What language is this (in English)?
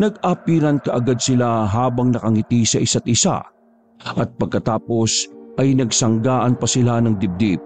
Filipino